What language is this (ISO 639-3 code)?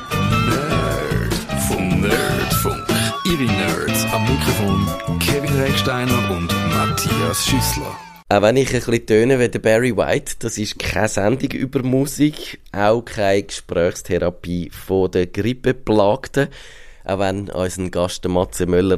deu